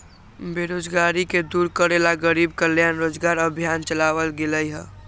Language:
Magahi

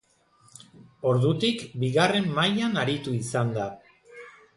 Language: Basque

